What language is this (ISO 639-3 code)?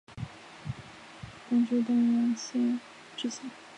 zho